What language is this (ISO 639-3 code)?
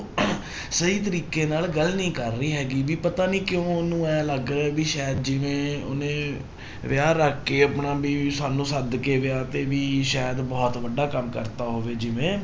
pan